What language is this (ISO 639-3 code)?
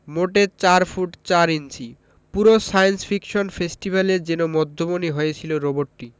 ben